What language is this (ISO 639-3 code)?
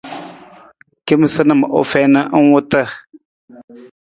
nmz